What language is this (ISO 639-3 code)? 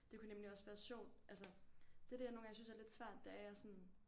dan